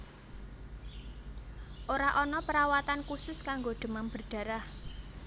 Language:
Javanese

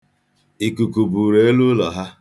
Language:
Igbo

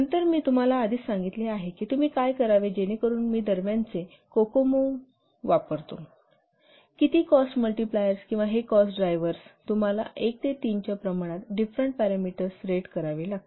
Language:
Marathi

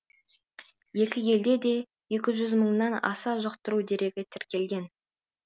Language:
Kazakh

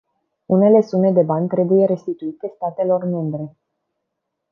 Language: Romanian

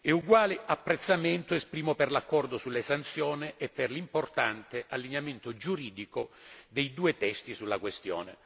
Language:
Italian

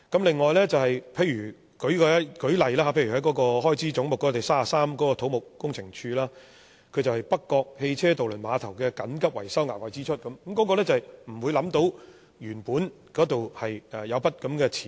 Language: Cantonese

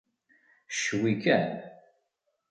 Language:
Kabyle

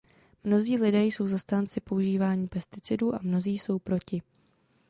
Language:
Czech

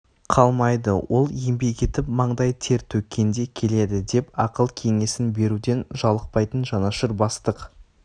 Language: Kazakh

